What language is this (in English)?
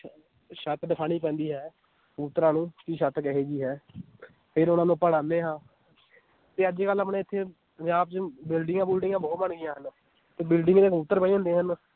Punjabi